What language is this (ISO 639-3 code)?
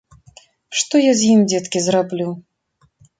bel